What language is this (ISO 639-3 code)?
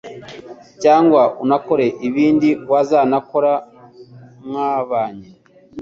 kin